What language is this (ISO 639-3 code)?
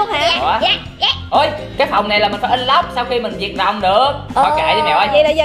vie